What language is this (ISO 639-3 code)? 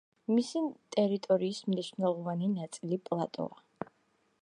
kat